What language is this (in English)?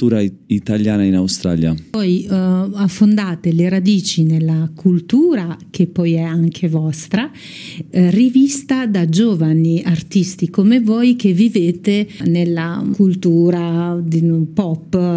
Italian